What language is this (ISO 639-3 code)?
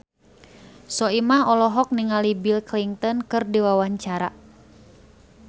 sun